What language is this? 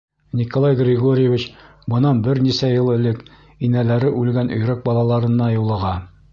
Bashkir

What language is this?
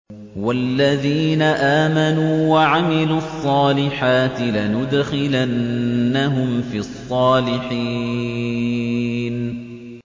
Arabic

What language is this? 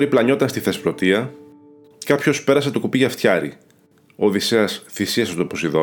Greek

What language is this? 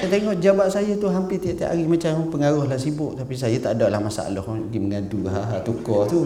Malay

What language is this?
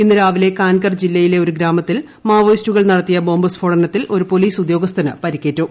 Malayalam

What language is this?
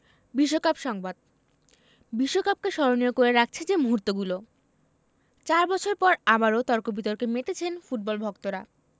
Bangla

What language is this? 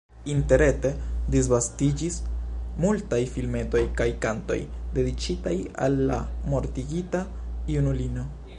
Esperanto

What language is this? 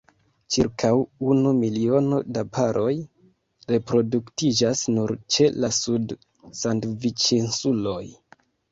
Esperanto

